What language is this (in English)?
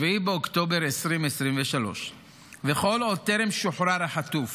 Hebrew